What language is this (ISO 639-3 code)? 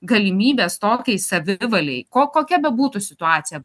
lit